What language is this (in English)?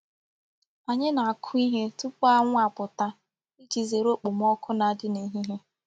Igbo